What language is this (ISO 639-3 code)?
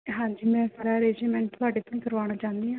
pan